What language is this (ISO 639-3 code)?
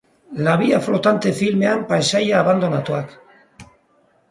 eus